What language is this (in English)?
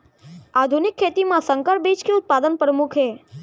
Chhattisgarhi